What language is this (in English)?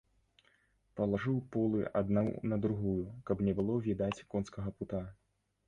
Belarusian